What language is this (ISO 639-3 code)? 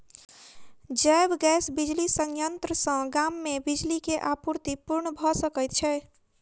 mai